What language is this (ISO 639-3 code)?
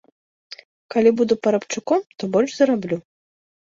bel